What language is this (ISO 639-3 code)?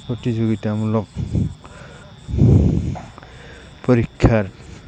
asm